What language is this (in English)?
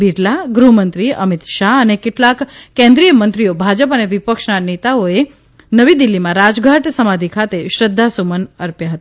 Gujarati